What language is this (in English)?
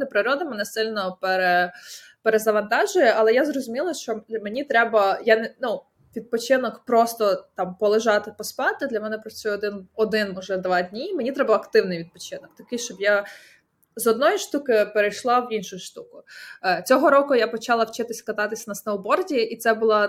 Ukrainian